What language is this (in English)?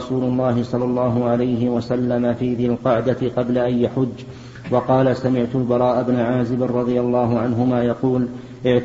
Arabic